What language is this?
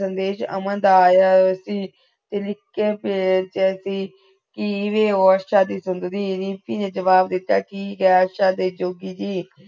Punjabi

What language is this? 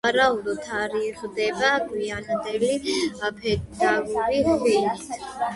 Georgian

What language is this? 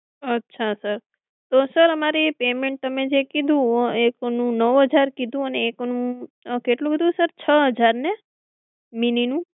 Gujarati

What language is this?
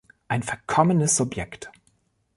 German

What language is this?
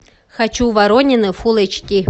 Russian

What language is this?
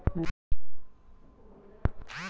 Marathi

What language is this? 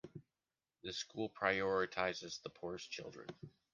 English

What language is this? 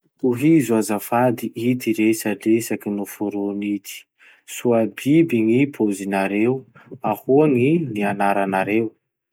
Masikoro Malagasy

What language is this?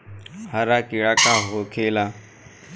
Bhojpuri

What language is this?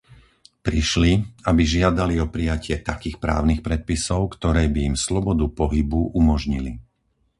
Slovak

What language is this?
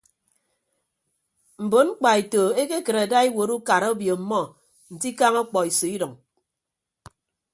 Ibibio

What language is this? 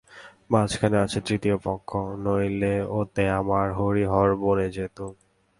Bangla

